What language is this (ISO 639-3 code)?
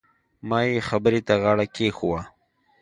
pus